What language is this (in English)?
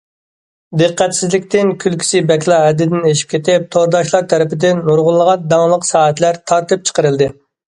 Uyghur